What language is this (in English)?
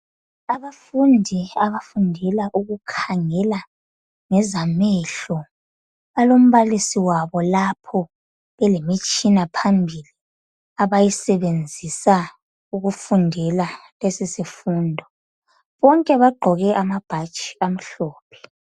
North Ndebele